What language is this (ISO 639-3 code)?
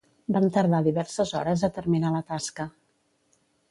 cat